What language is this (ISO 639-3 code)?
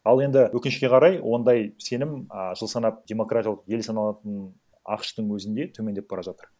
kaz